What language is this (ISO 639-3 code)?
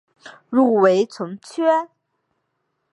zho